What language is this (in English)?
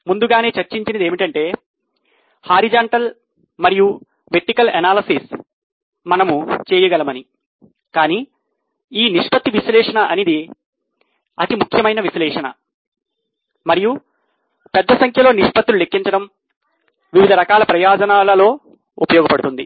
Telugu